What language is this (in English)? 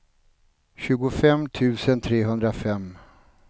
Swedish